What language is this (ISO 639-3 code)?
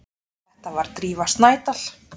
isl